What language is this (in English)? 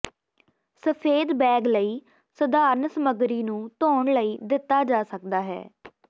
Punjabi